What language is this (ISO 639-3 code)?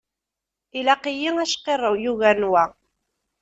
kab